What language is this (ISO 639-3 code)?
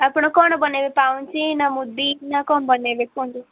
ori